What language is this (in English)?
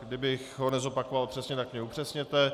Czech